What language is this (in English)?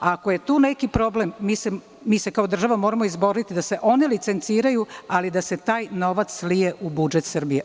Serbian